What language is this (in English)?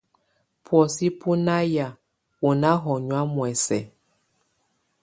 Tunen